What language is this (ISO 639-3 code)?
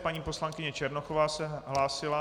ces